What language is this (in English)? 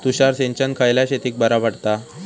Marathi